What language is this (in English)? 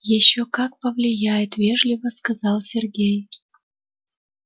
Russian